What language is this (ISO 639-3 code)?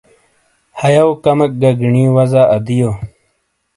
scl